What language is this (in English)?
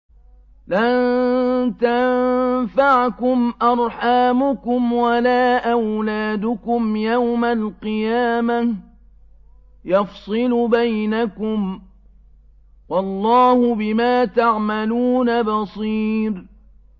Arabic